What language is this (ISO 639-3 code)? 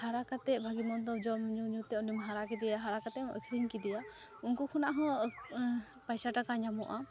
sat